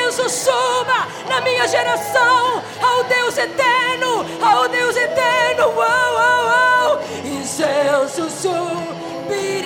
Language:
Portuguese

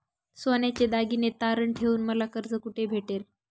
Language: Marathi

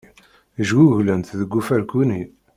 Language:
Kabyle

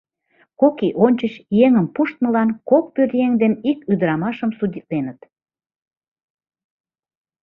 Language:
Mari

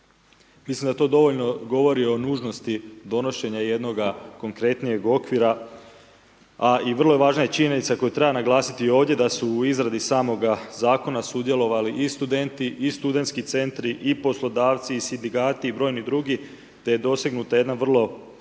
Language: Croatian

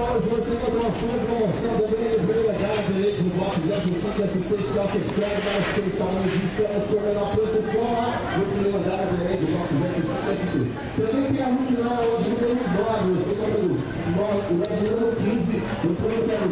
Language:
Portuguese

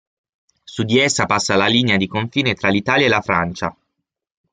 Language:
Italian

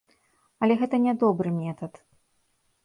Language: Belarusian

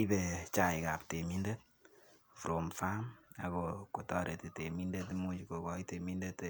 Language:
Kalenjin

